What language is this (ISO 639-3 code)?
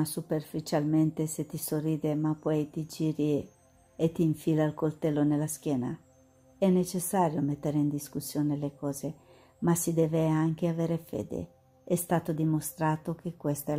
ita